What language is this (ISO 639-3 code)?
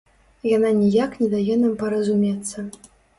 bel